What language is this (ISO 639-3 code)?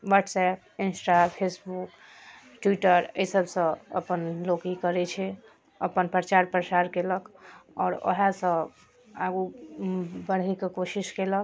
mai